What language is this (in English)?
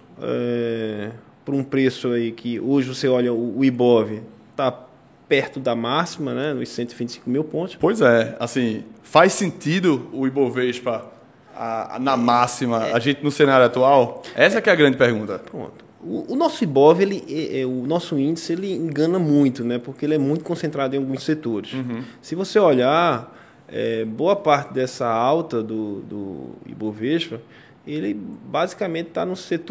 Portuguese